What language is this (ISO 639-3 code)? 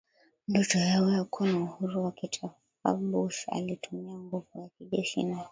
swa